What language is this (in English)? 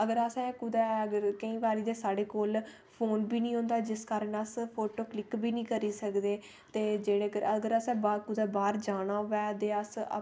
Dogri